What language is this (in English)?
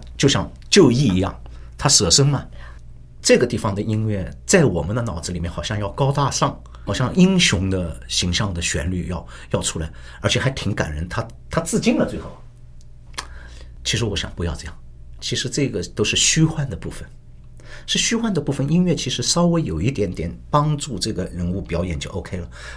Chinese